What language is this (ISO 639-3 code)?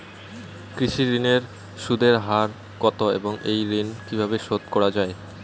ben